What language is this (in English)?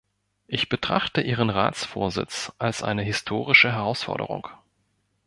German